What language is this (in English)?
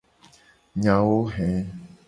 Gen